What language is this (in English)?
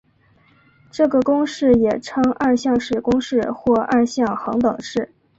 Chinese